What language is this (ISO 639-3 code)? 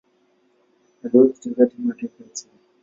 swa